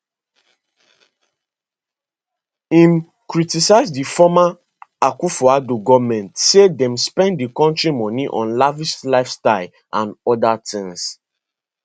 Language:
Nigerian Pidgin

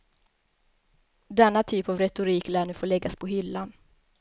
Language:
Swedish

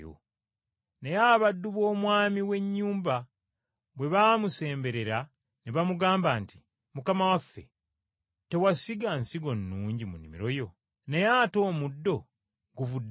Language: Ganda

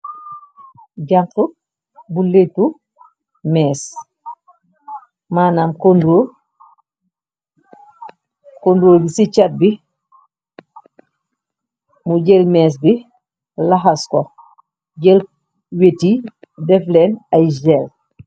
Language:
Wolof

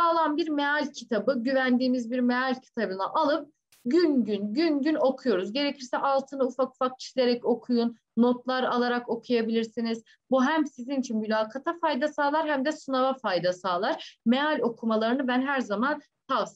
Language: Turkish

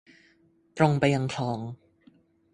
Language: Thai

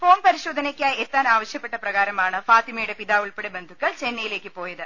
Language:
Malayalam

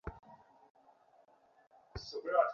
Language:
Bangla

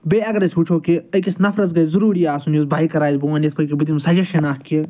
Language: Kashmiri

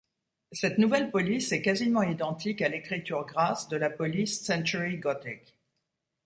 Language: French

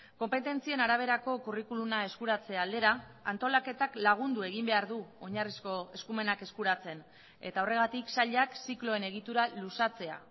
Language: Basque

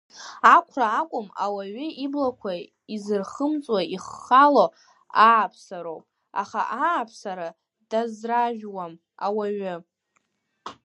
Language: Abkhazian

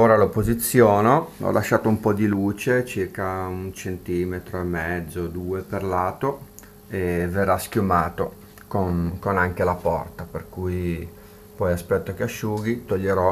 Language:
Italian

